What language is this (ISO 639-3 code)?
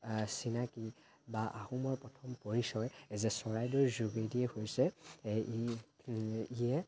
asm